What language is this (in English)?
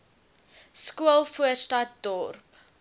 Afrikaans